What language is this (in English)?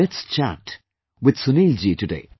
English